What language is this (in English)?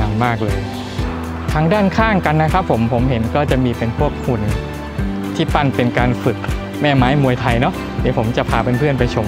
Thai